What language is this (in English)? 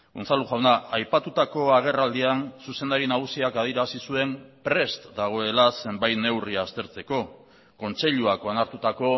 Basque